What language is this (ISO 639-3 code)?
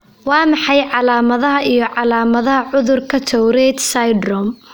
som